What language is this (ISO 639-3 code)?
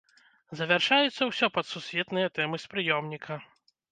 bel